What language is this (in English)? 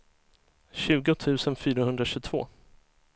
Swedish